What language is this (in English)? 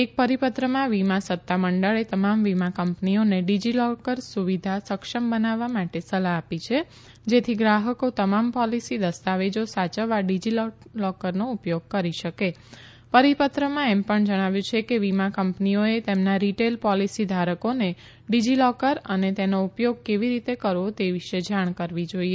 Gujarati